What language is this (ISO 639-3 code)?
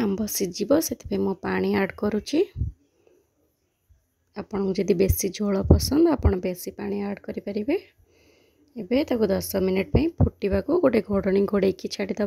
hin